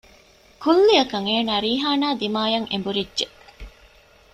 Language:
Divehi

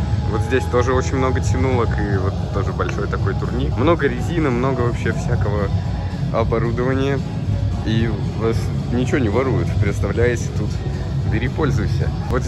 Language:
Russian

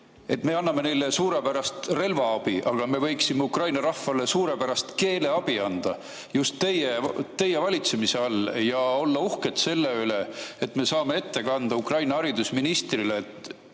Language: Estonian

